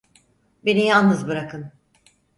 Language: Turkish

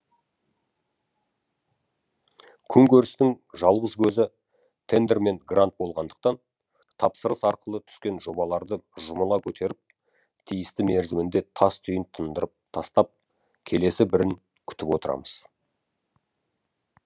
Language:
Kazakh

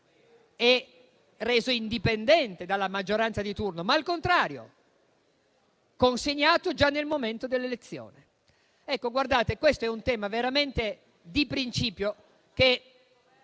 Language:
Italian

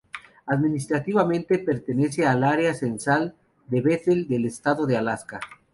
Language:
Spanish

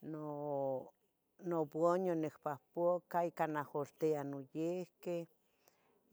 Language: Tetelcingo Nahuatl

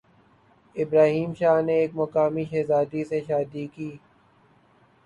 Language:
Urdu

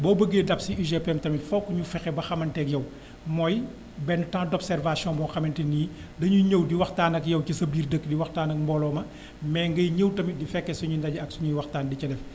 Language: Wolof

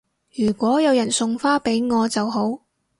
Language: Cantonese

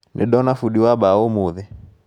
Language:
Kikuyu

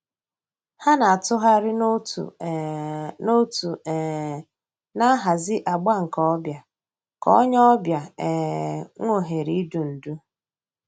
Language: Igbo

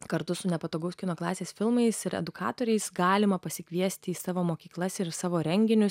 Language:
Lithuanian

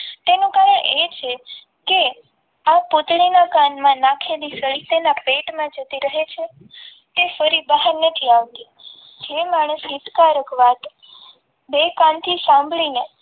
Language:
Gujarati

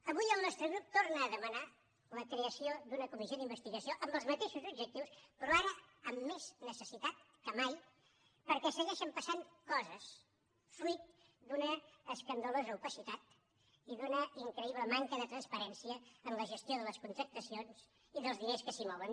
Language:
Catalan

